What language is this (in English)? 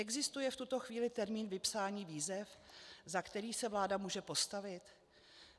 Czech